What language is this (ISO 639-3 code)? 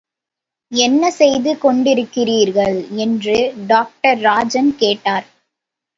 tam